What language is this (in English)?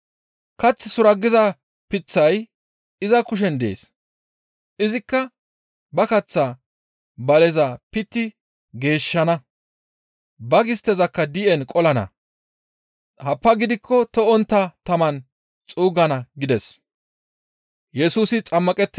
Gamo